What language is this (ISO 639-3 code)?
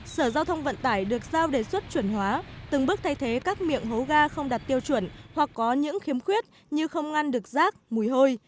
vie